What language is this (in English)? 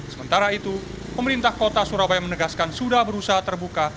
Indonesian